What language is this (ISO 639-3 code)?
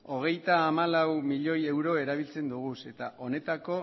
eus